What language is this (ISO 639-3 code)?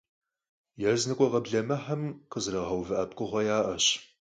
kbd